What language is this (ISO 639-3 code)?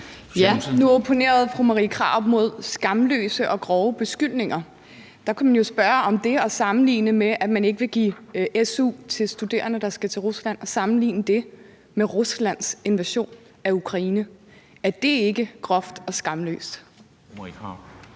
dan